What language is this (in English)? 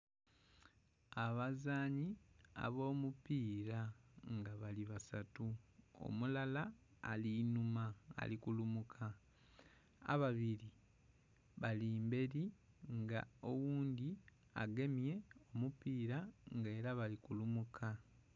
Soga